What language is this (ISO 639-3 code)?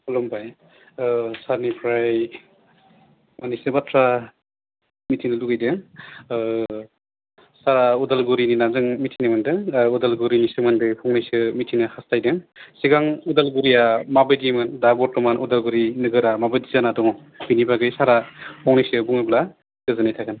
brx